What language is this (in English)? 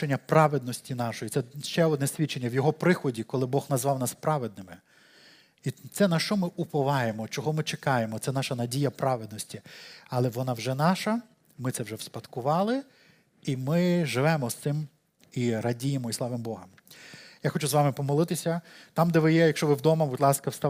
Ukrainian